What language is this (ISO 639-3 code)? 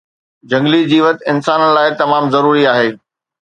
snd